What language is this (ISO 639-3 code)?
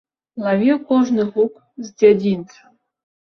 bel